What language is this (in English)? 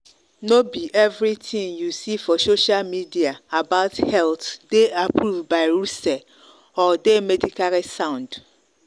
Nigerian Pidgin